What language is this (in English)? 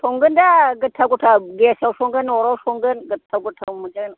Bodo